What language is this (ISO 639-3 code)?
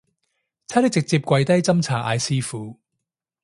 yue